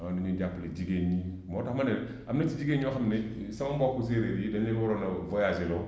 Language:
Wolof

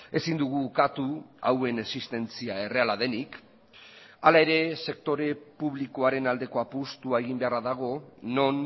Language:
Basque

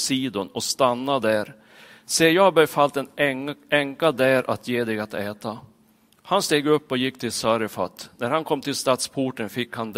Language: Swedish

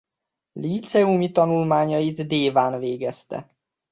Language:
Hungarian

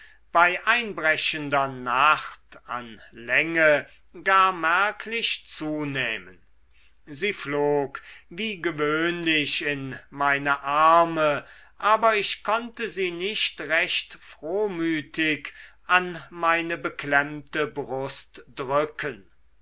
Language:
German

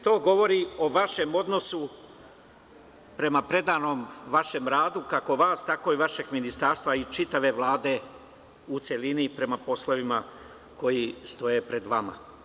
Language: Serbian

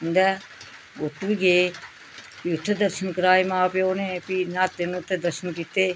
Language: Dogri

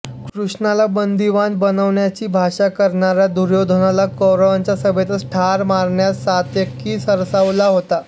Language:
Marathi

